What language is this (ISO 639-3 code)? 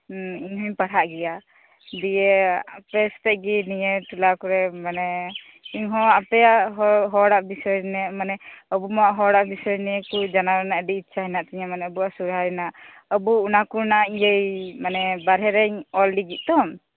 sat